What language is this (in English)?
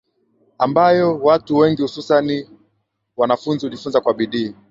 Swahili